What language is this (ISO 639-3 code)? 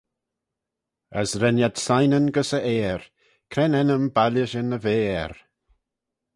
glv